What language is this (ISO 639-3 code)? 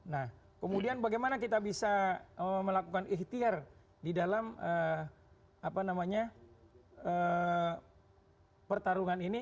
ind